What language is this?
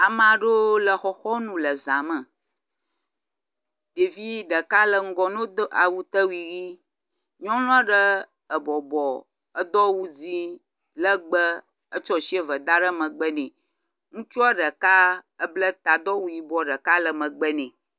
Ewe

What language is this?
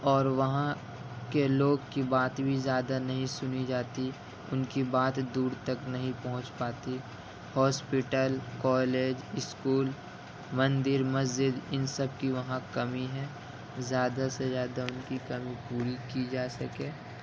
Urdu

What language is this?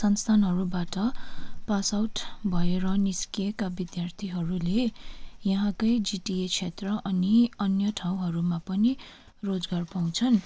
Nepali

